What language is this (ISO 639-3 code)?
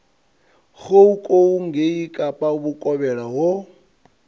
ven